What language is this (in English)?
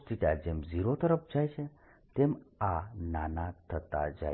Gujarati